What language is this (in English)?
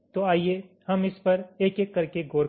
Hindi